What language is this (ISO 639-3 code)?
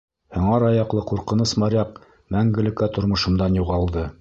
bak